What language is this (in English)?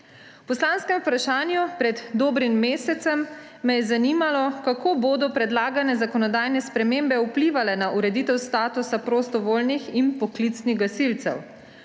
Slovenian